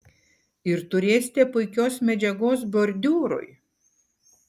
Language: Lithuanian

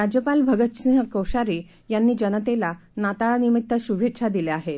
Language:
Marathi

